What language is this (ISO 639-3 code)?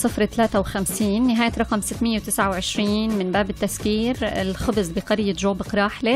ara